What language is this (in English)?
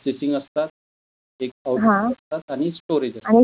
Marathi